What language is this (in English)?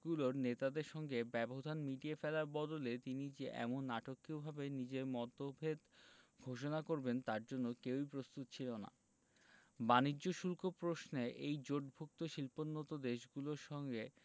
Bangla